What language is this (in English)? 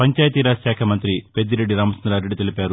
Telugu